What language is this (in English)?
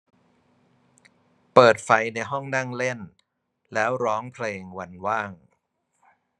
Thai